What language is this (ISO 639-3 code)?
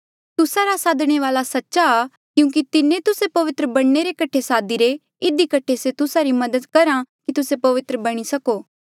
mjl